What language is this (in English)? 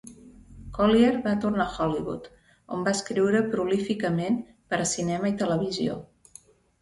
Catalan